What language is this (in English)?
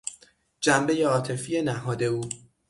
Persian